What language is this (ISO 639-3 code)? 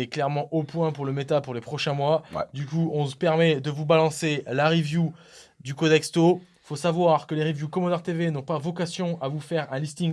fra